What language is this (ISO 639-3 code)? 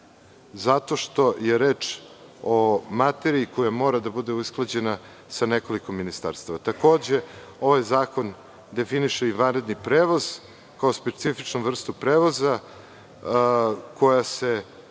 srp